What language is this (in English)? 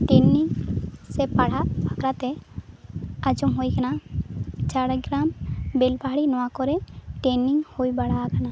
Santali